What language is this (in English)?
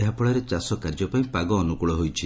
Odia